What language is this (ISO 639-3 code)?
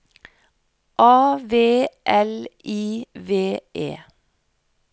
nor